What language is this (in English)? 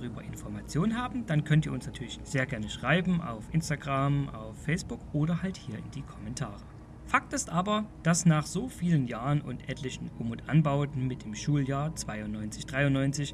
German